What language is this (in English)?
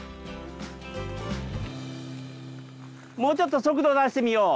Japanese